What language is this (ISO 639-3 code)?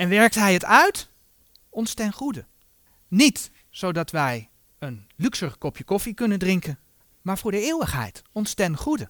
nld